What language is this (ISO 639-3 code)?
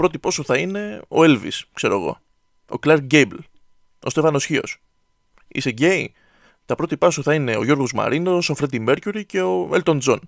ell